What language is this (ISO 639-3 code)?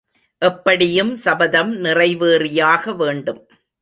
tam